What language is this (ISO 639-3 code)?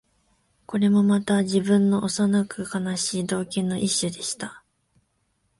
jpn